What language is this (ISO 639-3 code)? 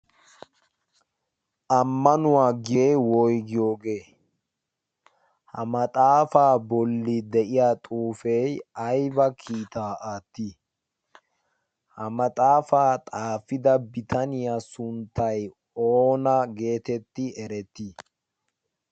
wal